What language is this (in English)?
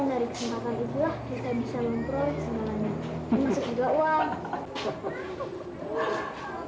Indonesian